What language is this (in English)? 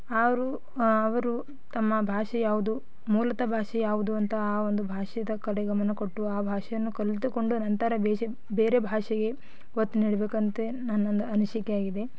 Kannada